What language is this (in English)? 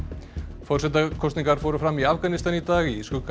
Icelandic